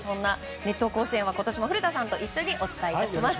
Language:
Japanese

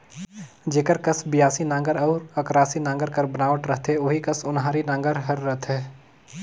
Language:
Chhattisgarhi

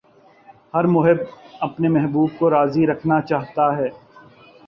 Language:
Urdu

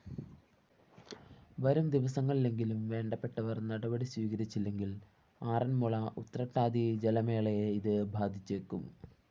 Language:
Malayalam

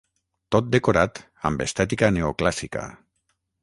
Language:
Catalan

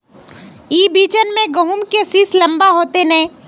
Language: Magahi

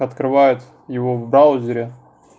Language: Russian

